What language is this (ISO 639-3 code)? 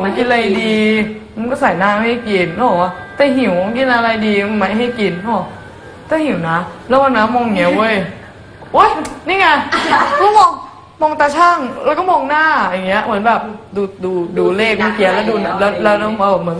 tha